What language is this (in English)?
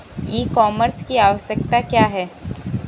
Bhojpuri